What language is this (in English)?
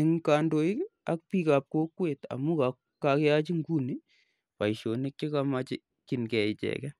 Kalenjin